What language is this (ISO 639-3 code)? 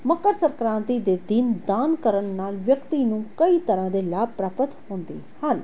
pan